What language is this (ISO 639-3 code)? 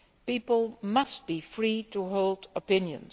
eng